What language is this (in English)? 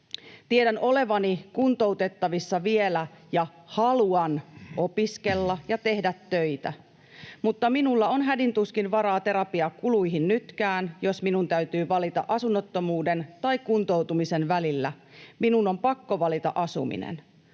Finnish